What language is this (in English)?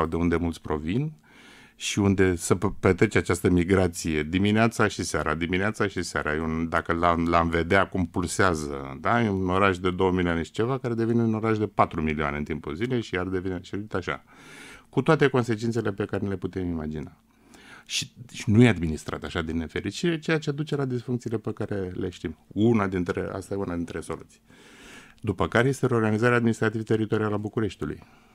Romanian